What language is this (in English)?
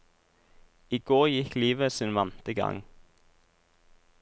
Norwegian